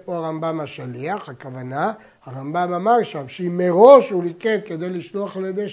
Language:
Hebrew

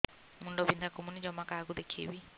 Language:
Odia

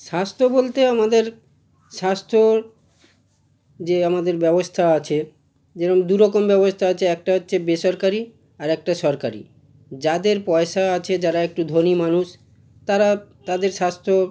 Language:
Bangla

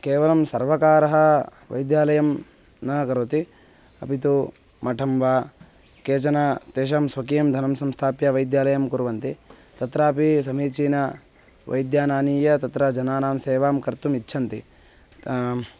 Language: Sanskrit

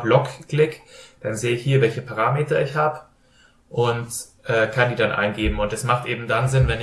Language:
German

